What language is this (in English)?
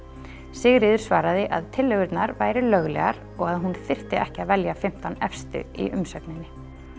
Icelandic